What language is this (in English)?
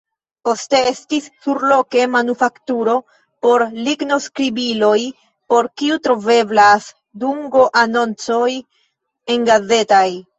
Esperanto